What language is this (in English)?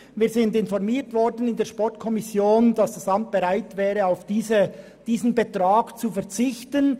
Swiss German